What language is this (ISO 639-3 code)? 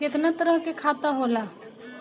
bho